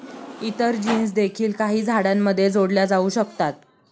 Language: Marathi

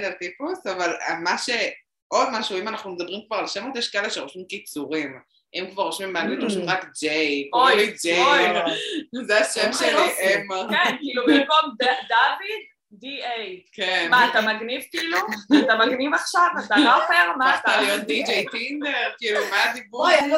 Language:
Hebrew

